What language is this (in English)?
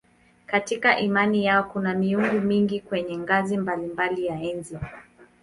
Swahili